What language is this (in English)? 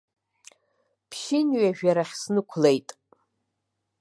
Abkhazian